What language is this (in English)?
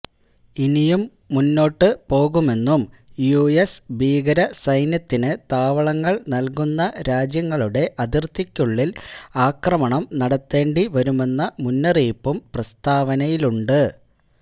Malayalam